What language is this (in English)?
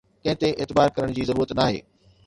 Sindhi